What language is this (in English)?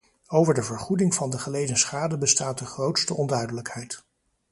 Dutch